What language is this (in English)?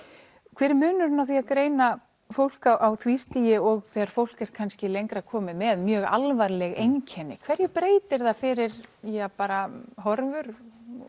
Icelandic